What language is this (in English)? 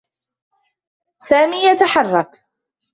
Arabic